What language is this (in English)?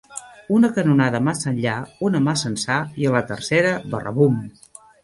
Catalan